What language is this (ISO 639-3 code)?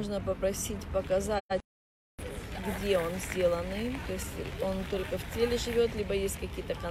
rus